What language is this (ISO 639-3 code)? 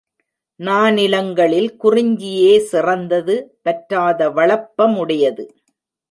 tam